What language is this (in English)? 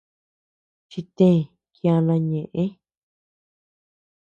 Tepeuxila Cuicatec